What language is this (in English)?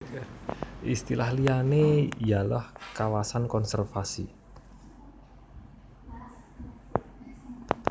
Javanese